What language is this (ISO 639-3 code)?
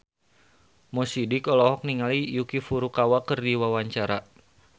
sun